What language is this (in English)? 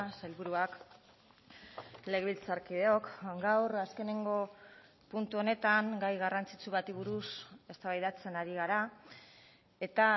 Basque